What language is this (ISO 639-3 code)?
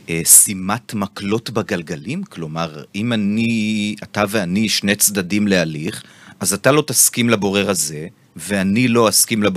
heb